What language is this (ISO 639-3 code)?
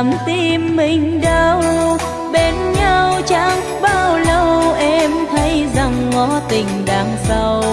vie